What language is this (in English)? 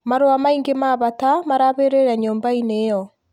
Kikuyu